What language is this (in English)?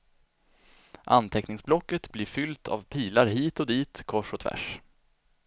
Swedish